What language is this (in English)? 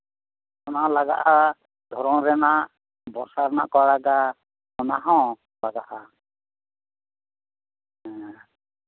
Santali